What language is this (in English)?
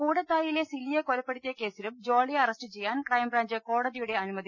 Malayalam